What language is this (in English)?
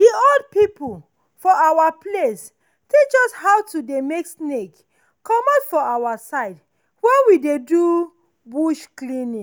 Nigerian Pidgin